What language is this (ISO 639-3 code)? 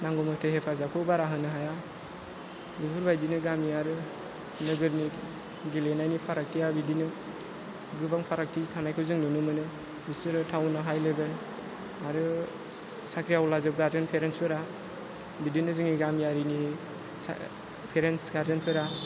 brx